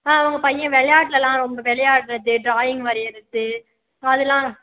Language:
Tamil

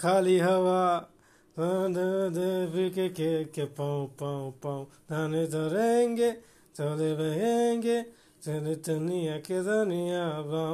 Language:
Hindi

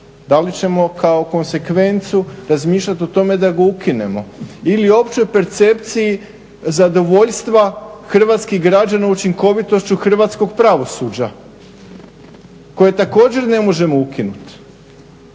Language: Croatian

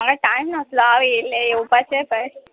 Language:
Konkani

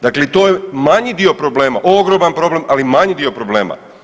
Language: Croatian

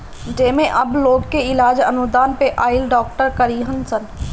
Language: Bhojpuri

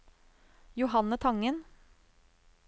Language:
Norwegian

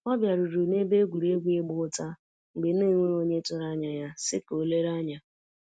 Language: Igbo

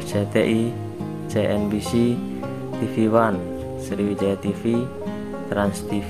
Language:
Indonesian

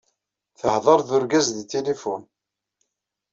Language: Kabyle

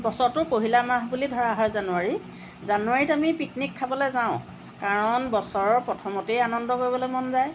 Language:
Assamese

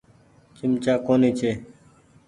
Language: Goaria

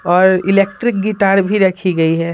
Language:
Hindi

